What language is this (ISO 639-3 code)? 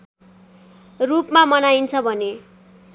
nep